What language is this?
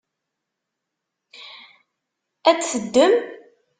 Kabyle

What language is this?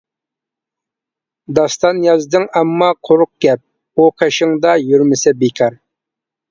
Uyghur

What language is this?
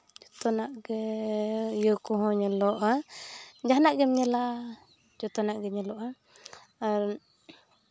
Santali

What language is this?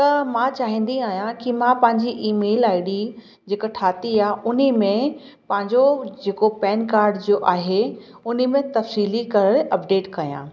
Sindhi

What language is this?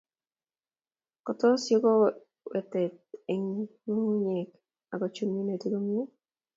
Kalenjin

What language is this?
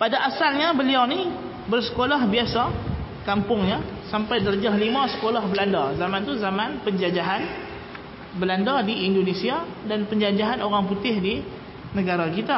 Malay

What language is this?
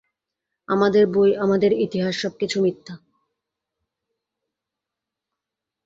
Bangla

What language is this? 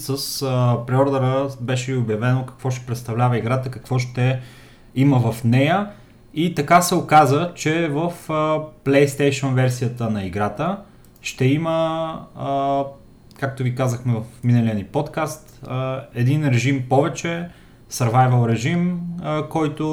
Bulgarian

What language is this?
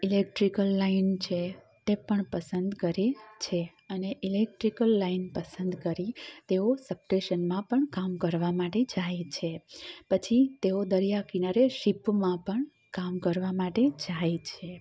Gujarati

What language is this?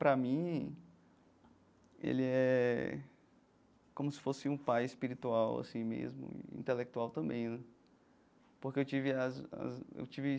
Portuguese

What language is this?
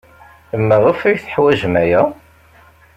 Kabyle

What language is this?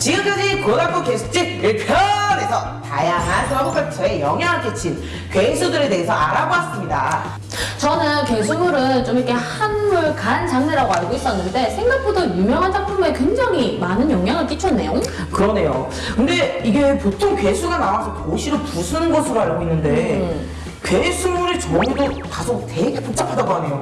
Korean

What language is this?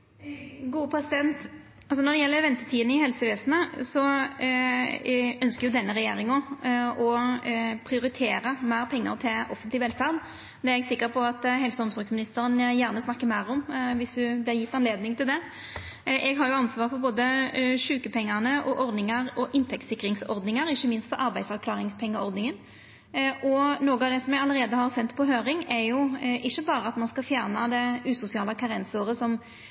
Norwegian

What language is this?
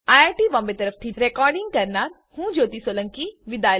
Gujarati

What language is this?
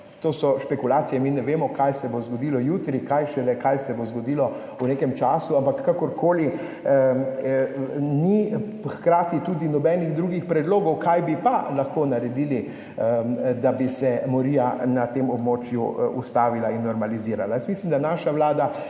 Slovenian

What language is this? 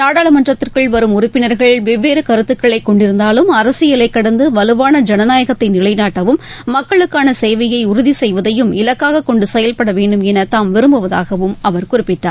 Tamil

